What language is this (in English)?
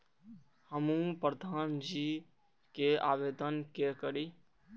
Maithili